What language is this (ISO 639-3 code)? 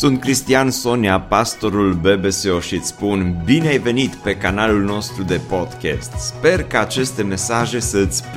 ron